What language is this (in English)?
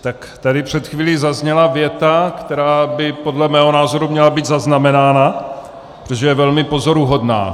Czech